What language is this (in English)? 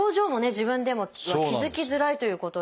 Japanese